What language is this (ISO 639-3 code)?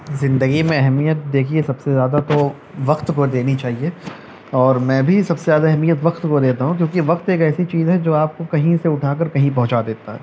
urd